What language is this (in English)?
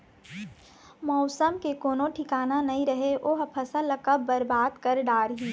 Chhattisgarhi